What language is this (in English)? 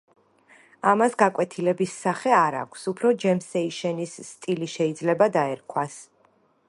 Georgian